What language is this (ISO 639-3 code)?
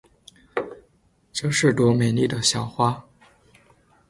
zho